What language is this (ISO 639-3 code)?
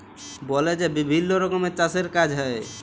ben